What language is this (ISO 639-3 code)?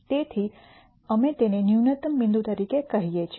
guj